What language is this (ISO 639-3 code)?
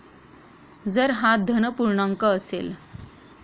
mar